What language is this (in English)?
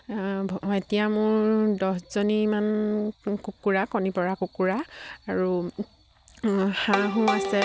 Assamese